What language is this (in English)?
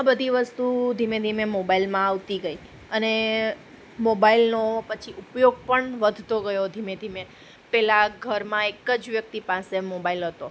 Gujarati